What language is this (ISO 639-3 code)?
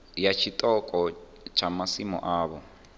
ven